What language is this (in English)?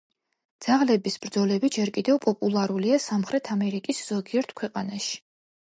Georgian